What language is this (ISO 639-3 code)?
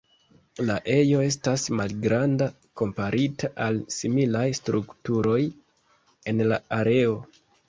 epo